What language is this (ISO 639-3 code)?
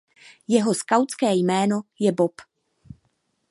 ces